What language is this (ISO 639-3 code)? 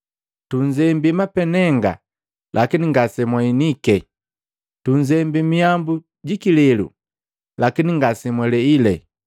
mgv